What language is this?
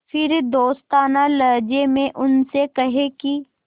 Hindi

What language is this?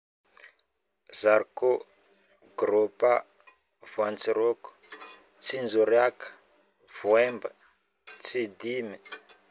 Northern Betsimisaraka Malagasy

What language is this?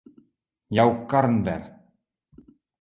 Western Frisian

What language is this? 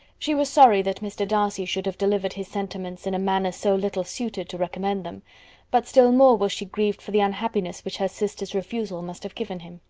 English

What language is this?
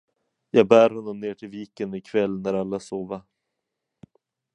Swedish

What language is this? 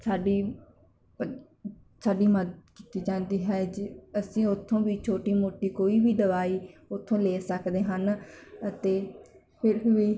Punjabi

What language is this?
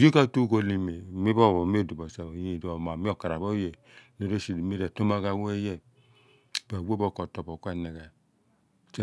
Abua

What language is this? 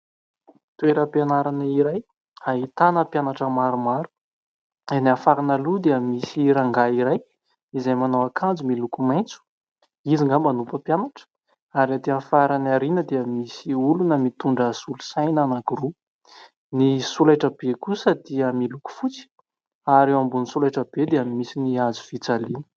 Malagasy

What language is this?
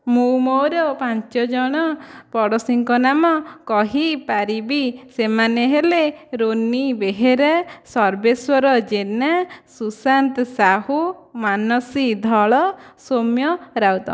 Odia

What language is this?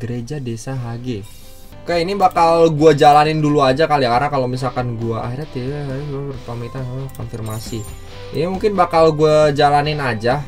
Indonesian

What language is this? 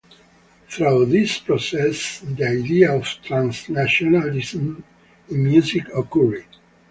English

